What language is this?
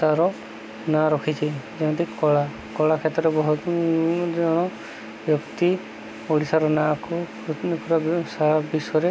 Odia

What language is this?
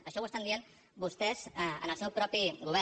Catalan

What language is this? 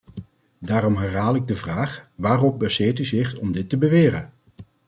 Dutch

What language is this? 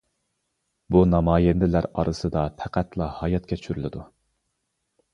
Uyghur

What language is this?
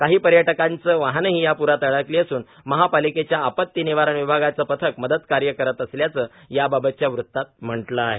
Marathi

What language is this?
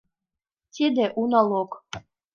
Mari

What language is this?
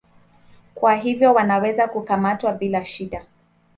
Swahili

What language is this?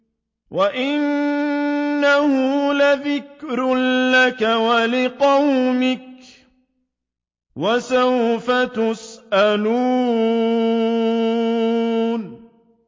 Arabic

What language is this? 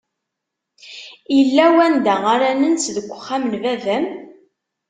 Kabyle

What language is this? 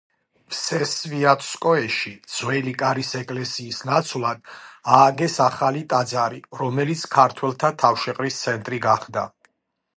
Georgian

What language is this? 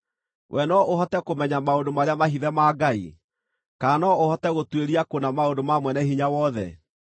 Kikuyu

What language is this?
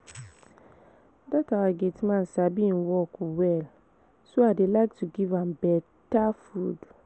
Nigerian Pidgin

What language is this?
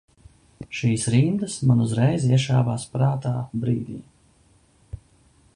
Latvian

